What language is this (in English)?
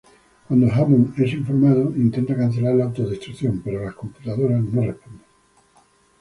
Spanish